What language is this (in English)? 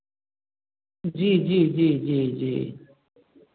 Maithili